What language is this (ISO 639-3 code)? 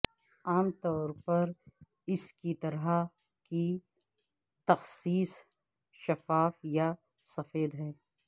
urd